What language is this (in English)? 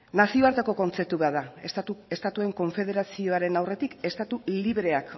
Basque